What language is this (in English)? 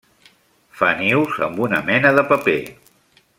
Catalan